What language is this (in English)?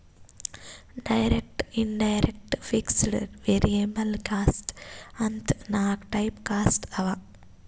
Kannada